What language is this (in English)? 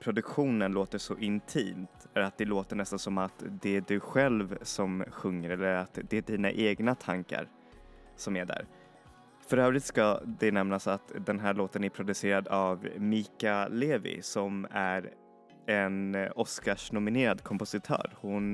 Swedish